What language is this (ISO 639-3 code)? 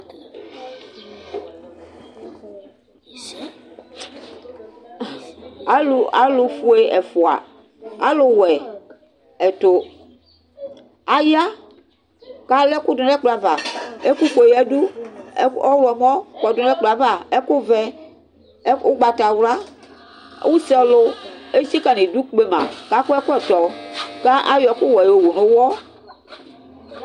kpo